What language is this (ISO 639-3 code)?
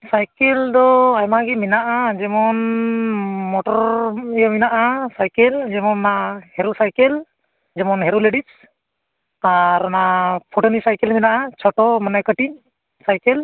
sat